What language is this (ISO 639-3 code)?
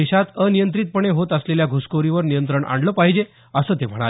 mar